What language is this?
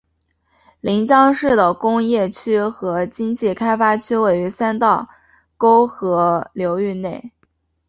Chinese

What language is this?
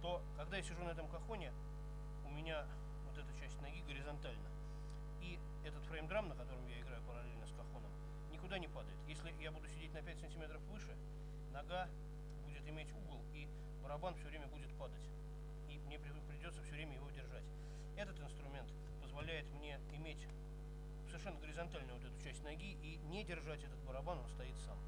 Russian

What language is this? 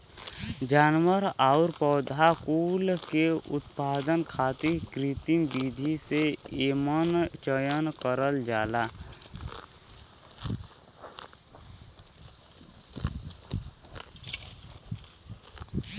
Bhojpuri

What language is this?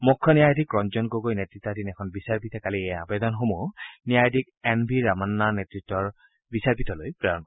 Assamese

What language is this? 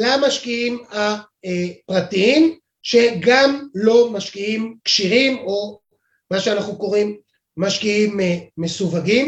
Hebrew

